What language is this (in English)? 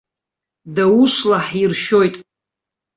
Abkhazian